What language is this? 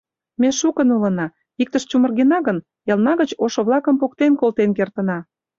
Mari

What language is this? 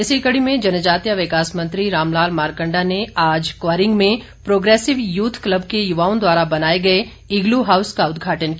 Hindi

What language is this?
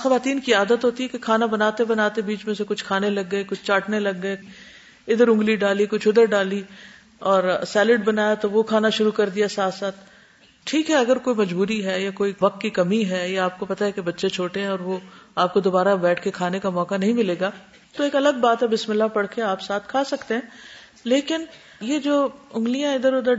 Urdu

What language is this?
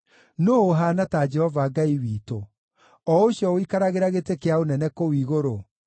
Kikuyu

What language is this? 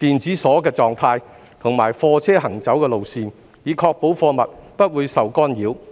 Cantonese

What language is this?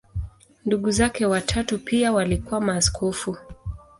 Swahili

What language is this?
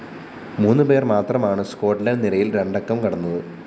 Malayalam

